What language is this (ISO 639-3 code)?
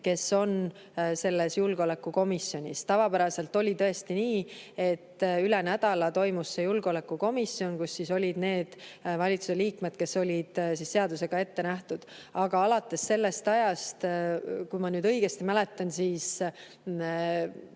est